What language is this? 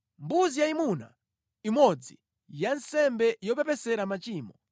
Nyanja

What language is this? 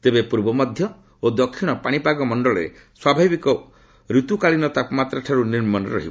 Odia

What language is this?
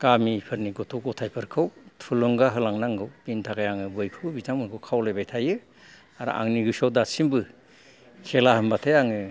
Bodo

